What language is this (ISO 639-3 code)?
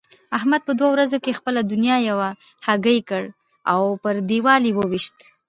pus